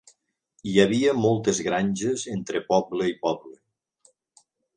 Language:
Catalan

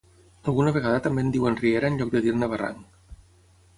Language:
Catalan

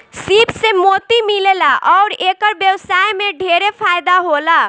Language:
Bhojpuri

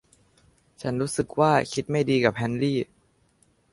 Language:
Thai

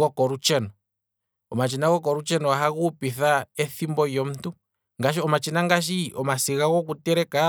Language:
Kwambi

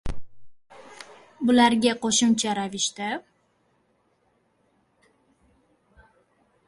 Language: Uzbek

